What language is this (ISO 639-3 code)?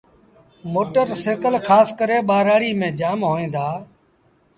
sbn